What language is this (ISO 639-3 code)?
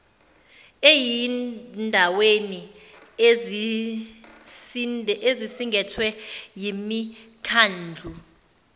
zul